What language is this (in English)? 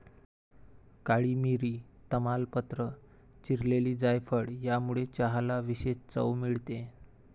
Marathi